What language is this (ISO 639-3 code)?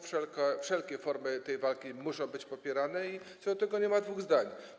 pol